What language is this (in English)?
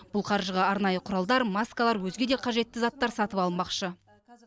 Kazakh